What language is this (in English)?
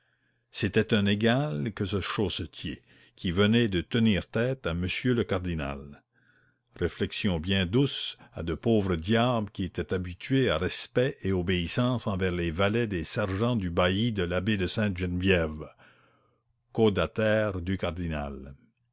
French